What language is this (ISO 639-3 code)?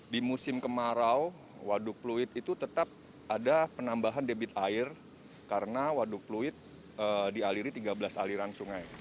ind